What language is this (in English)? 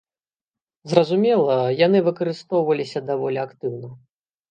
Belarusian